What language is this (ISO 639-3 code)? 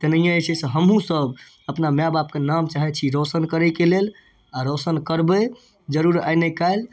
mai